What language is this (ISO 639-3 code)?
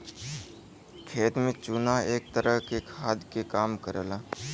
bho